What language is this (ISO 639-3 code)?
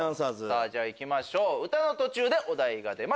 jpn